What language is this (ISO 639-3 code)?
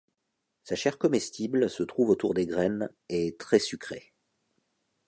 fra